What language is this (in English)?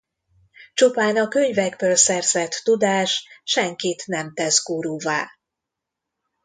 Hungarian